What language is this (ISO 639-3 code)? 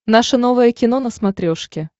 rus